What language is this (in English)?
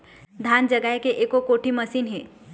Chhattisgarhi